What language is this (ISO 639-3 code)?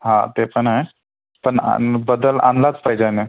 mar